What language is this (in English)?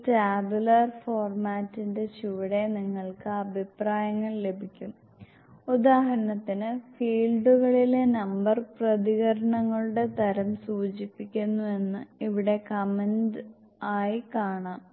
Malayalam